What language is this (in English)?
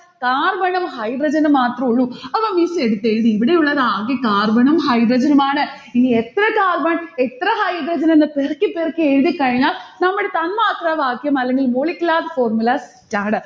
Malayalam